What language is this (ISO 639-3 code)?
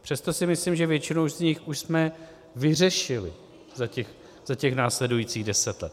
ces